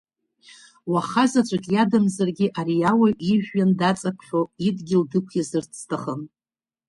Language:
Abkhazian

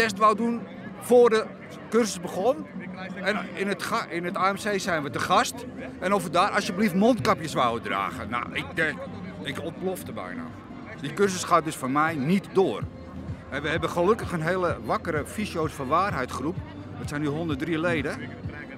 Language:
Dutch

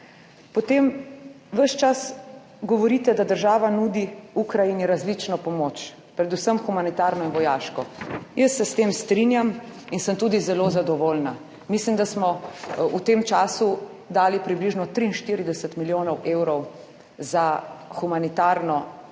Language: Slovenian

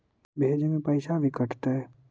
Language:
Magahi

